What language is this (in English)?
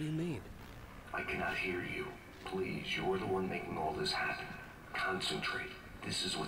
Russian